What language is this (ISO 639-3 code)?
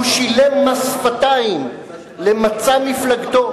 heb